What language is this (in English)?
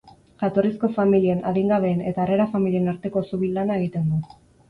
Basque